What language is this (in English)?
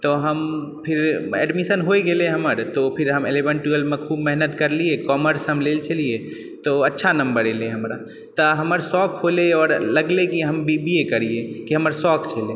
Maithili